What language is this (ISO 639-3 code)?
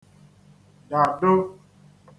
ibo